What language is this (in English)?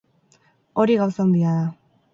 Basque